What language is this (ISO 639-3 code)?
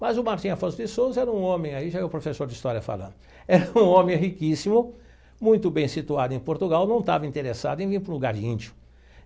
por